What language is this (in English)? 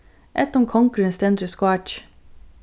Faroese